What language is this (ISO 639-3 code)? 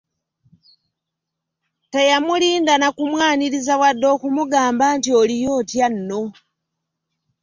lug